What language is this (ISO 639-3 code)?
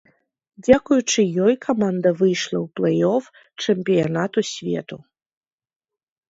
bel